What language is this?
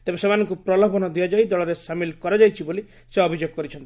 Odia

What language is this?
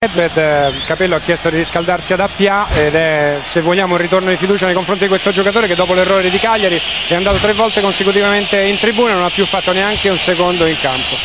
Italian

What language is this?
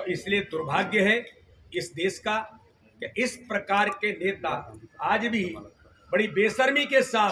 Hindi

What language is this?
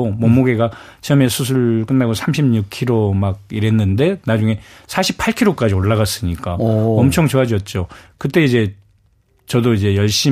Korean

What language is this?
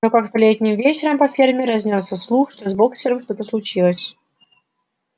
Russian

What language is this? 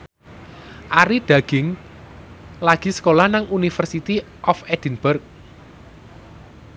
Javanese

